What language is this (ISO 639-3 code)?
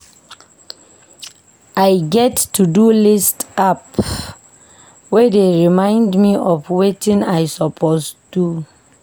pcm